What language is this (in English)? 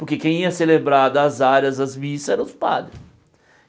Portuguese